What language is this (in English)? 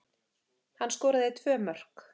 Icelandic